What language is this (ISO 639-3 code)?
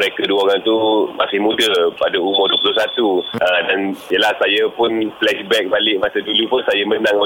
msa